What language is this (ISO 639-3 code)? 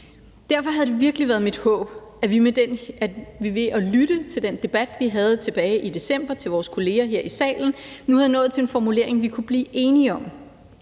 dan